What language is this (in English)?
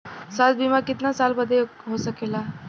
Bhojpuri